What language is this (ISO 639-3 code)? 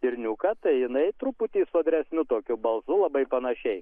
lit